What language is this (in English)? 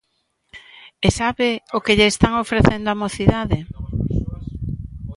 Galician